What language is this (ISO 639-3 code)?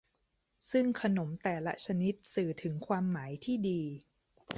tha